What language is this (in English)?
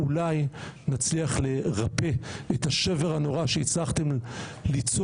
Hebrew